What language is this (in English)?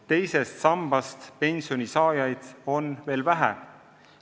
Estonian